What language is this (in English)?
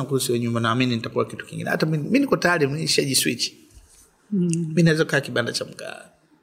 Swahili